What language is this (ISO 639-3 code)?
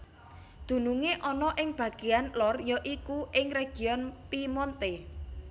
jav